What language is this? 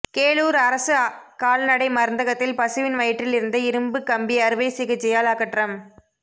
Tamil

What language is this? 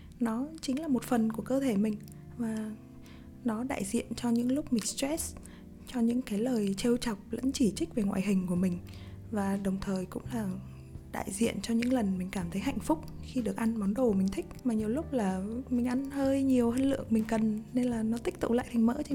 Vietnamese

